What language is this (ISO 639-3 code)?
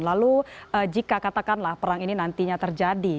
ind